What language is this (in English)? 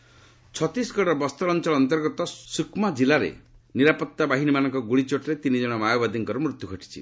Odia